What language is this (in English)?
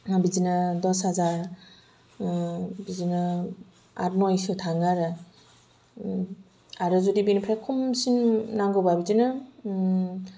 Bodo